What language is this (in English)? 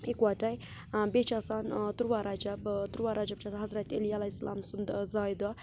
Kashmiri